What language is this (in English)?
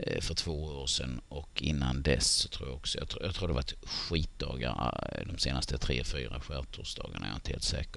Swedish